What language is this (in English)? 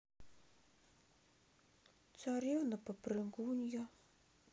Russian